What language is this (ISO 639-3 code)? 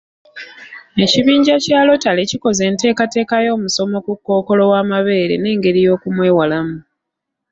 lug